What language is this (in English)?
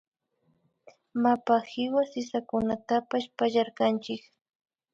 Imbabura Highland Quichua